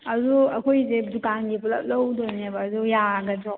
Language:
Manipuri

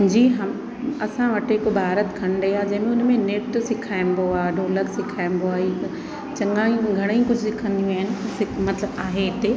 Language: Sindhi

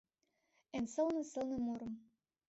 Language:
Mari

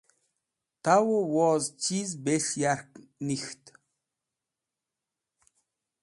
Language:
Wakhi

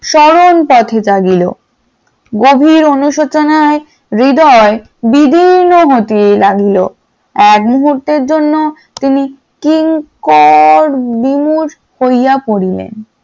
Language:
Bangla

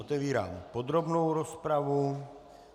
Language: Czech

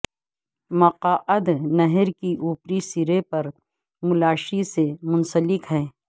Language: Urdu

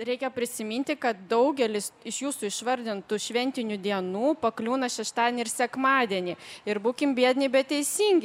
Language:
Lithuanian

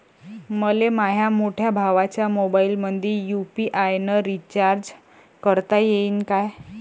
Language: Marathi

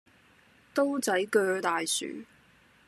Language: Cantonese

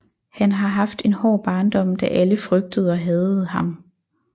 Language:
Danish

